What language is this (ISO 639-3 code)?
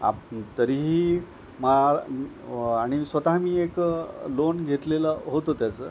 mar